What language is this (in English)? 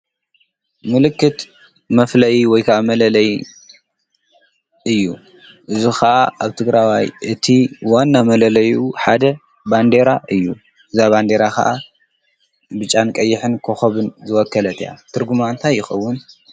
Tigrinya